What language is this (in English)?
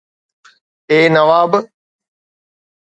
Sindhi